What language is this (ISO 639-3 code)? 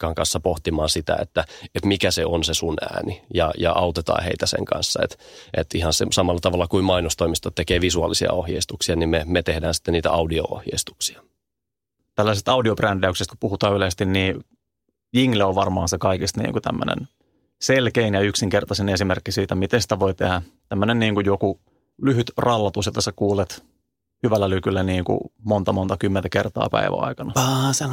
fin